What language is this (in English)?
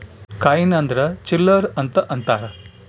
Kannada